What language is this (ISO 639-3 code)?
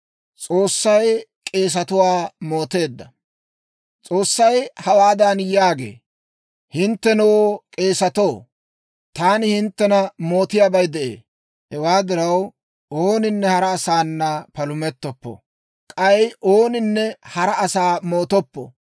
dwr